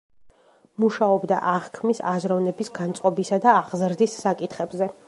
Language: Georgian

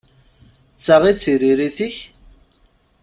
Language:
Kabyle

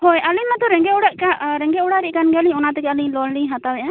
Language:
Santali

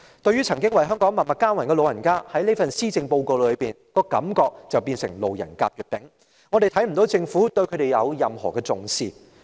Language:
Cantonese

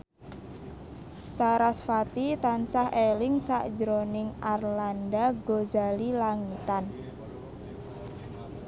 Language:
Javanese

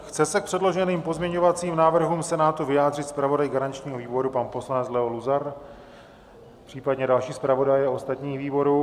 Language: Czech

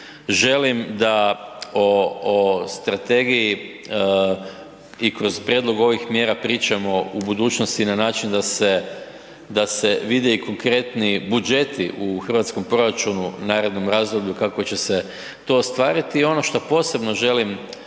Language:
Croatian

